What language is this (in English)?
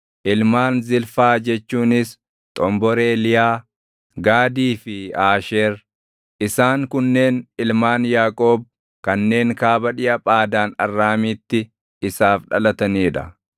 Oromo